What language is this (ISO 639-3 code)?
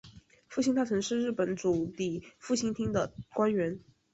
zho